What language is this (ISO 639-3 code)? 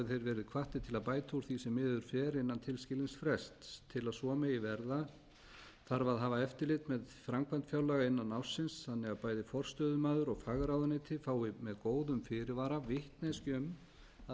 isl